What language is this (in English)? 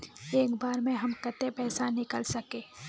Magahi